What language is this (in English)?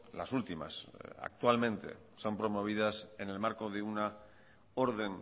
Spanish